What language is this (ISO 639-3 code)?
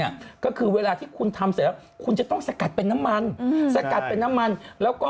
tha